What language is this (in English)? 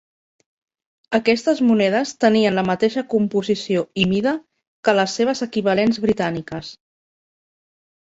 Catalan